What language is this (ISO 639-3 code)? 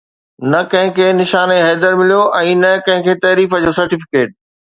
snd